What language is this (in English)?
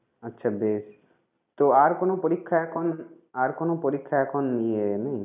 Bangla